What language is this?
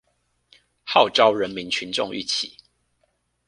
Chinese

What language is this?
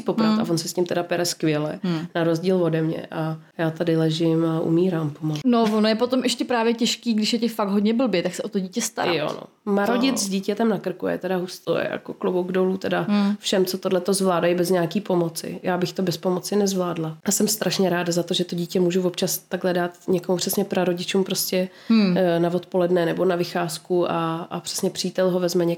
Czech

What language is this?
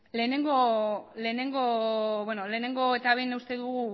Basque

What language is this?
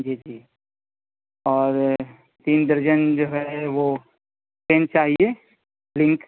Urdu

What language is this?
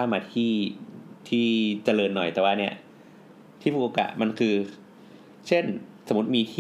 Thai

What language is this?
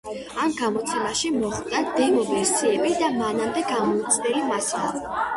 Georgian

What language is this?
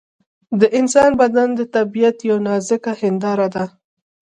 Pashto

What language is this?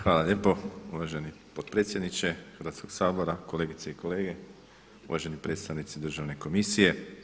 Croatian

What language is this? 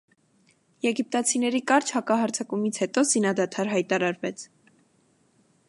Armenian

